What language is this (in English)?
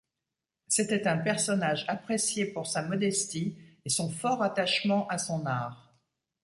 French